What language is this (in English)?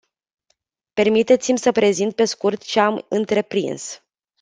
Romanian